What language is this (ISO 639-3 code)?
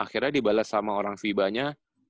ind